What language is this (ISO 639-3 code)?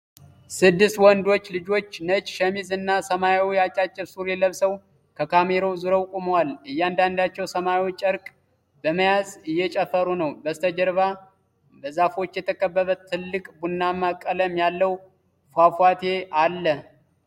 amh